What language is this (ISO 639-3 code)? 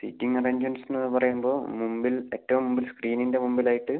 mal